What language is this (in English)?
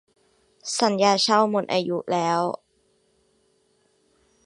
Thai